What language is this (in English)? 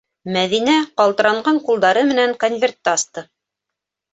Bashkir